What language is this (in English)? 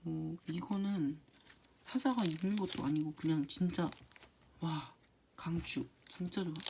Korean